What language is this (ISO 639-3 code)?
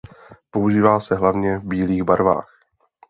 ces